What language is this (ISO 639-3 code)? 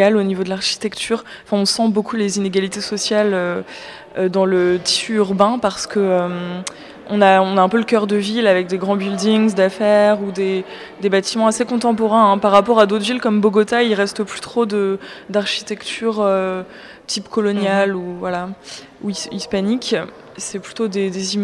fra